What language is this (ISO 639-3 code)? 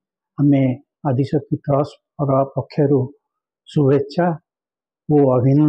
tur